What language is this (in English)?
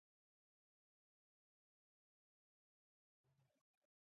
Pashto